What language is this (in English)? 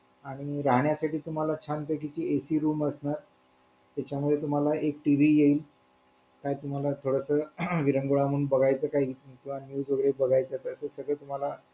Marathi